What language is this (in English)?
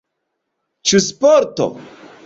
Esperanto